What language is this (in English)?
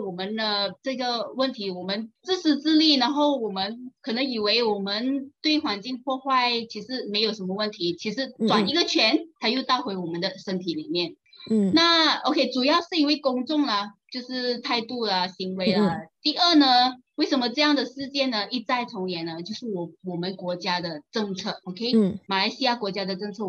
Chinese